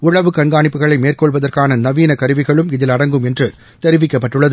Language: Tamil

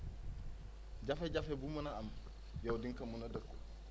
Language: Wolof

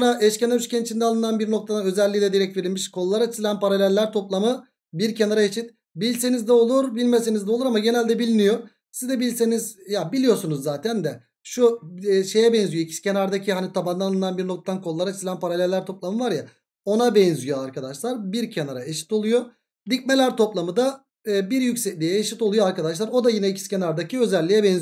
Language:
Turkish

